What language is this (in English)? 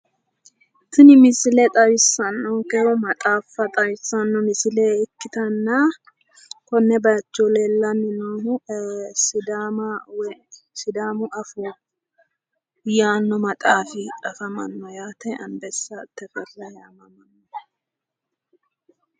Sidamo